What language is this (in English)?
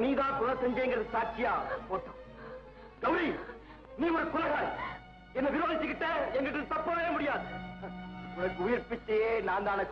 Arabic